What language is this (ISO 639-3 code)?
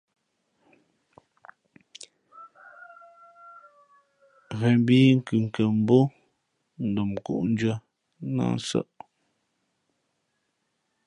fmp